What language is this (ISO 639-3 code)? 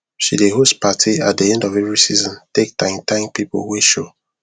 pcm